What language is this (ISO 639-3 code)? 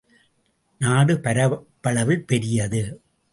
tam